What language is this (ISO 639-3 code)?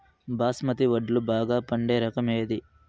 tel